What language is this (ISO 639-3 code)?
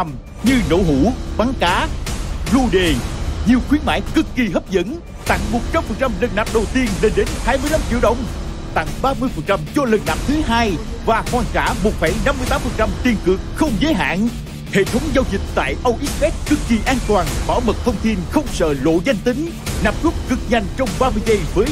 vie